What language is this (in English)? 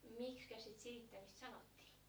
Finnish